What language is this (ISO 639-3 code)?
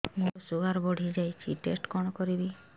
ori